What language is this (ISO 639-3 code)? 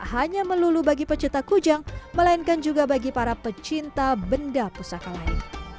ind